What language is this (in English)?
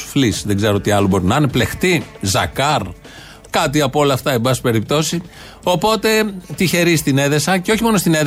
Greek